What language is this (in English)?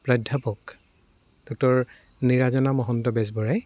Assamese